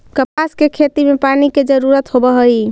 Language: Magahi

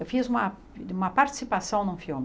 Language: Portuguese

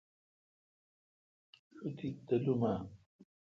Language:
Kalkoti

